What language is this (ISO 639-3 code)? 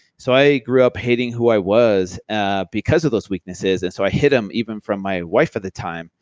eng